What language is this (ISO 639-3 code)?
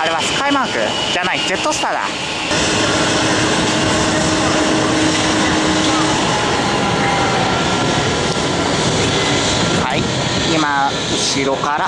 jpn